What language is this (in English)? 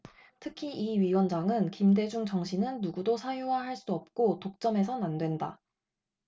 Korean